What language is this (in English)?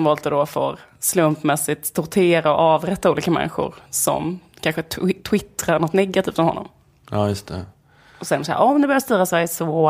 Swedish